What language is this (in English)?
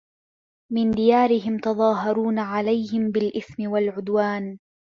Arabic